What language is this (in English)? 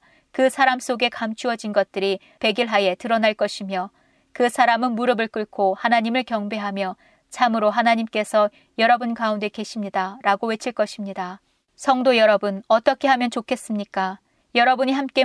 Korean